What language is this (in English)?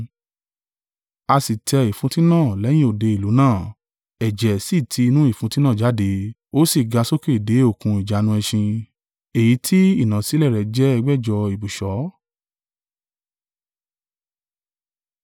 Yoruba